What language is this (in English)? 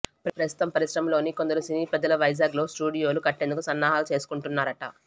Telugu